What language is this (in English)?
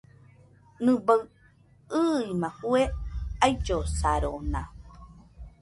Nüpode Huitoto